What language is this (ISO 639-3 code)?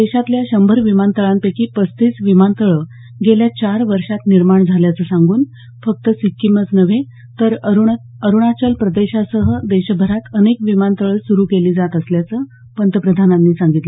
mar